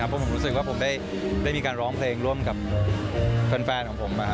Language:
Thai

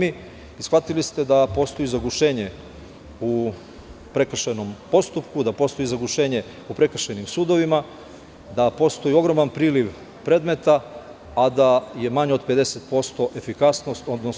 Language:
Serbian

